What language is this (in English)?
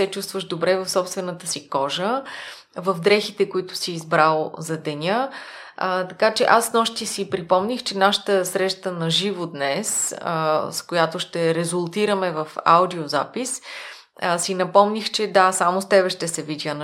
Bulgarian